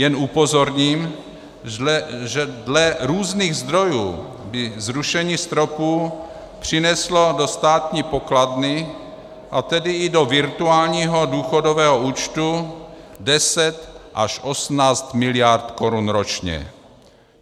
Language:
Czech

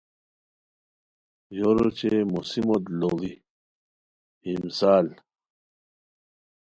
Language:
Khowar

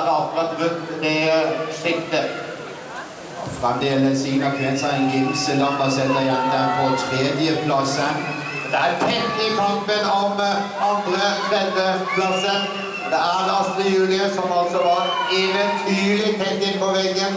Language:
Swedish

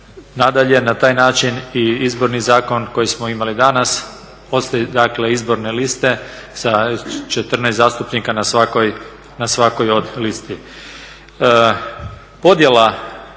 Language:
Croatian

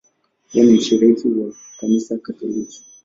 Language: Swahili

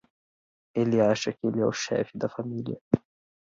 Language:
Portuguese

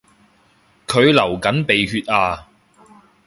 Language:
Cantonese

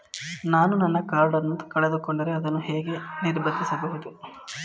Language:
Kannada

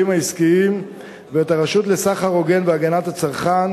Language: Hebrew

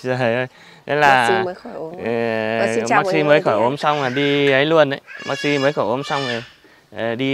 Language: Vietnamese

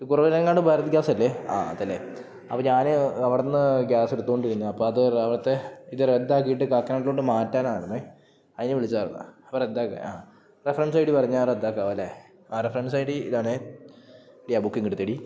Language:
Malayalam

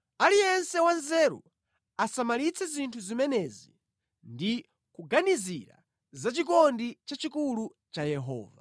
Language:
Nyanja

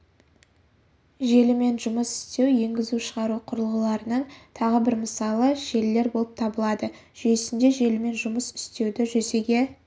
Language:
Kazakh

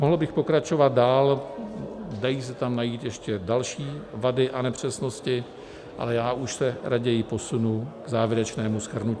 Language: Czech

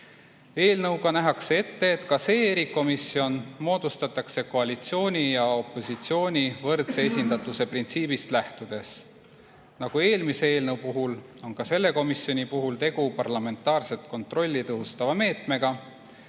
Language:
Estonian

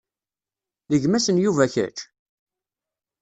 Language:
Kabyle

